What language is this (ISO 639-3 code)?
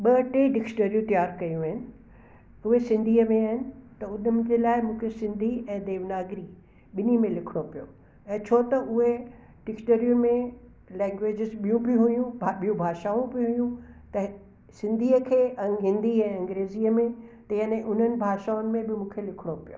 snd